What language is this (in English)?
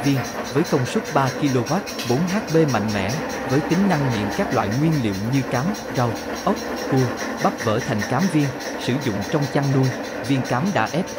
Vietnamese